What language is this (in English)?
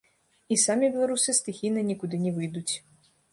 Belarusian